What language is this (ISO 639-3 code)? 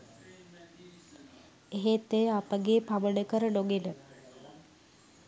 sin